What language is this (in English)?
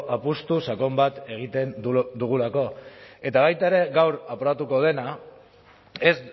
Basque